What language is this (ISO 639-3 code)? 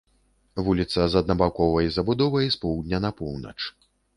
bel